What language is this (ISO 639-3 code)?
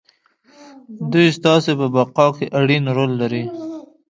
pus